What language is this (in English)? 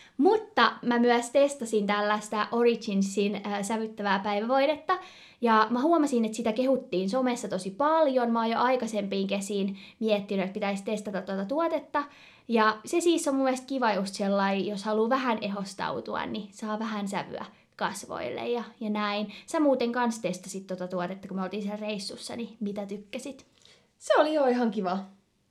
Finnish